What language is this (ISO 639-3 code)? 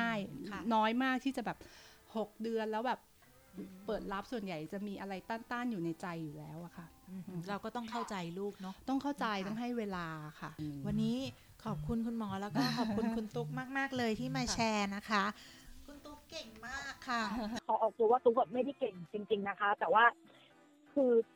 tha